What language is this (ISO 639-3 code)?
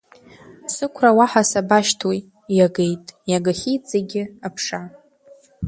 abk